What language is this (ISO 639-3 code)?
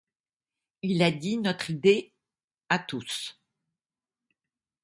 fra